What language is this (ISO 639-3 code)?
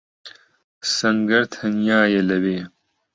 ckb